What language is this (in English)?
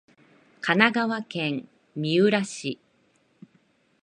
Japanese